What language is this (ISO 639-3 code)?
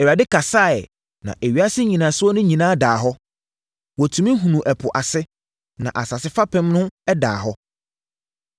aka